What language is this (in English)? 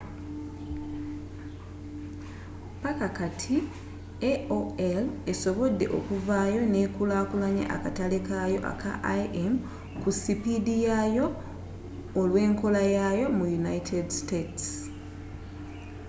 Ganda